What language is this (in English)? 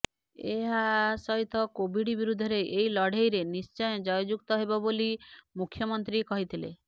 Odia